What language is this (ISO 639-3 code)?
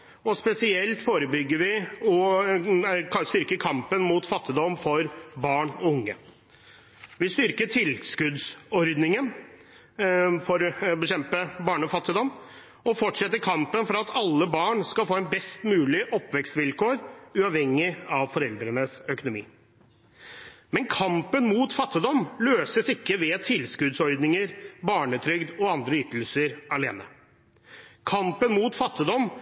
nob